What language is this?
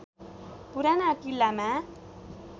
Nepali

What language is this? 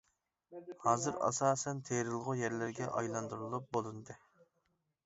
Uyghur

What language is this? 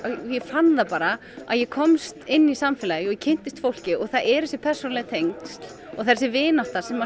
Icelandic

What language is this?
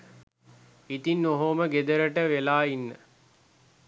Sinhala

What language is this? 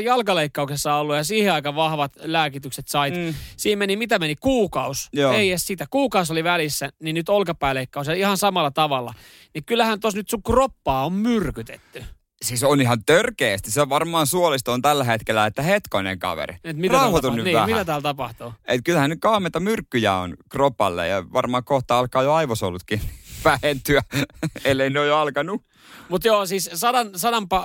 Finnish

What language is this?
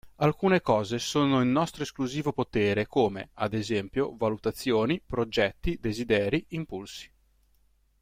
Italian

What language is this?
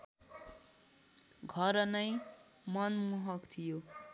Nepali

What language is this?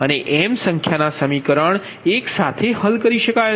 Gujarati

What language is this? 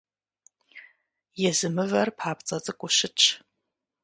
Kabardian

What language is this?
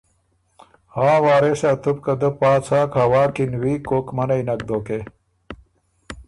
Ormuri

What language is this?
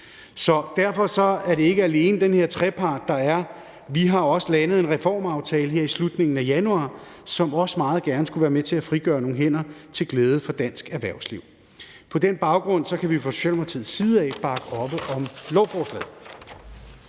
Danish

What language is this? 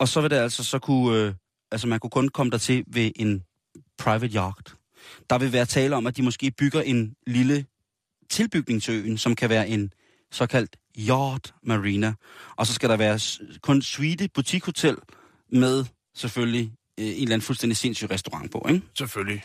Danish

